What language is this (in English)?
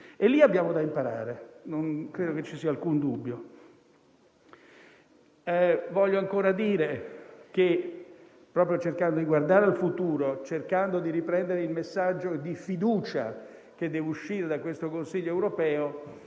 Italian